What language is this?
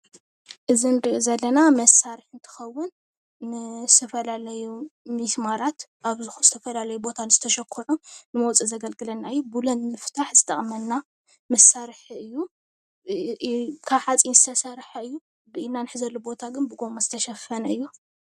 Tigrinya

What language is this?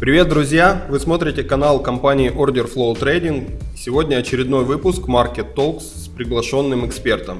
Russian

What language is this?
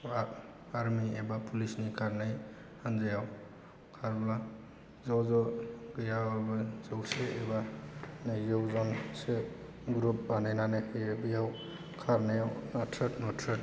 Bodo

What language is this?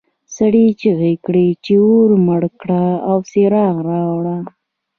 Pashto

